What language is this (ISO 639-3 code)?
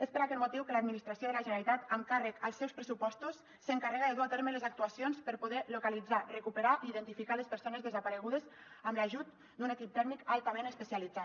cat